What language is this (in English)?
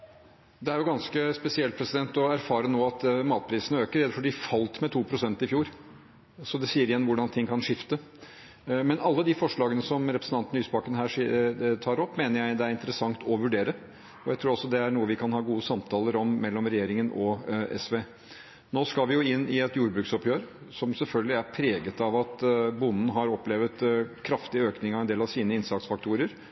Norwegian Bokmål